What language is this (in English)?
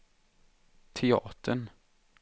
Swedish